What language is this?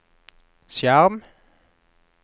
Norwegian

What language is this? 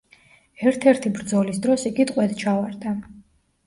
Georgian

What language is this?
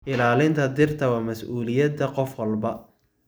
Somali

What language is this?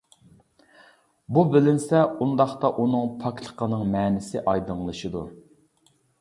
Uyghur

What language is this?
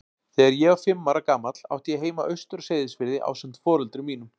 Icelandic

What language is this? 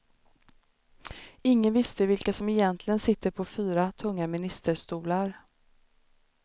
Swedish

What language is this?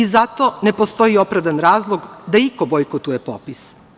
Serbian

